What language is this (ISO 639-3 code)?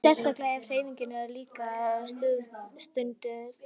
isl